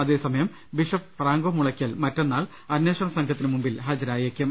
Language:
Malayalam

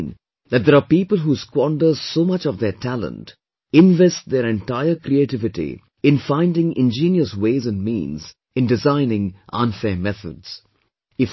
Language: English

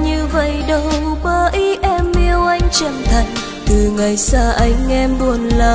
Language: Vietnamese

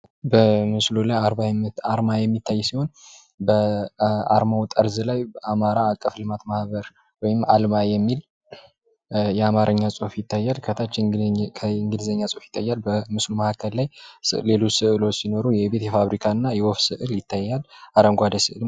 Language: Amharic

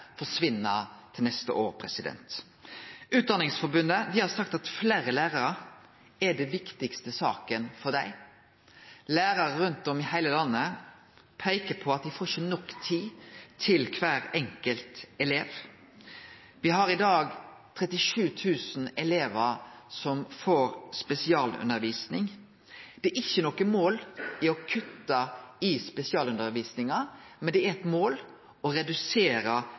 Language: Norwegian Nynorsk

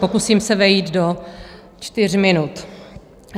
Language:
Czech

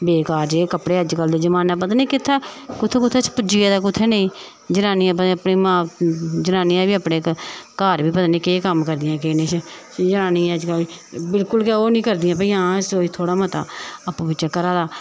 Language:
Dogri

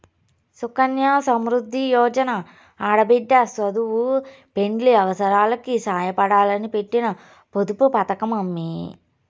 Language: Telugu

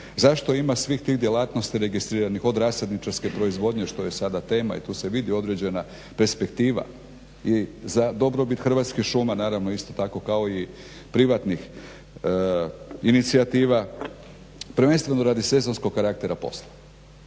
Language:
Croatian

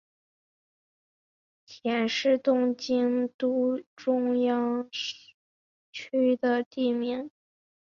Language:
Chinese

